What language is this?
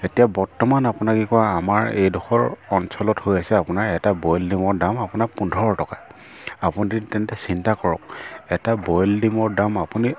Assamese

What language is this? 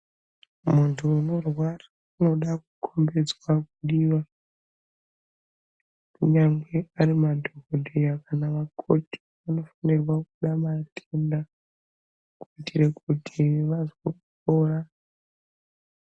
Ndau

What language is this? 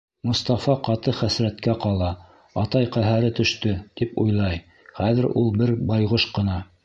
Bashkir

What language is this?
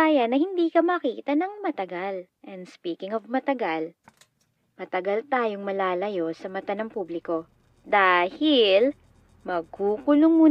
Filipino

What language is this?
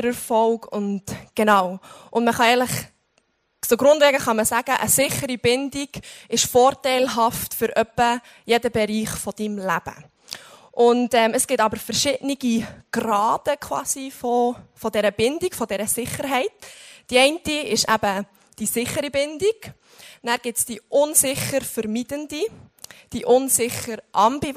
German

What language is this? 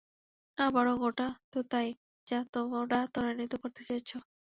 Bangla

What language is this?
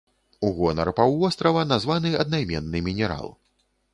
Belarusian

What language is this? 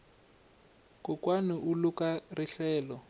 Tsonga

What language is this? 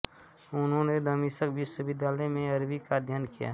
Hindi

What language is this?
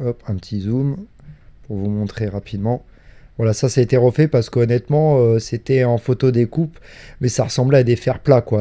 French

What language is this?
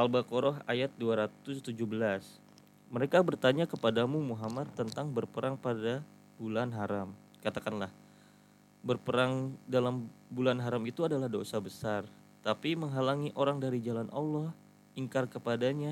Indonesian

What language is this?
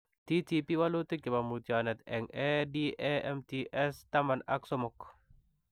Kalenjin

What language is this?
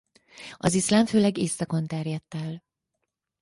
Hungarian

